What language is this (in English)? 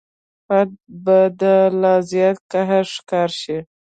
Pashto